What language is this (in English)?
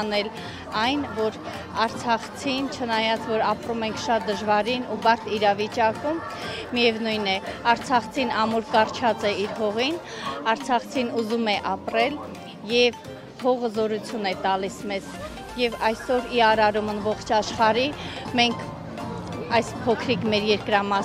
Romanian